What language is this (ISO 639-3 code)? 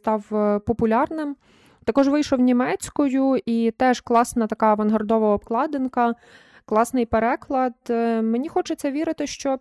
ukr